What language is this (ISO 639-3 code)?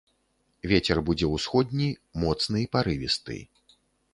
bel